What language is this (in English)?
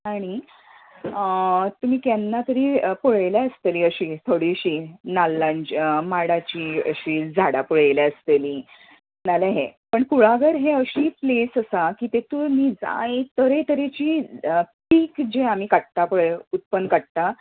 Konkani